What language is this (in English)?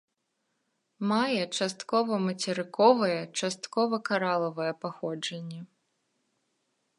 Belarusian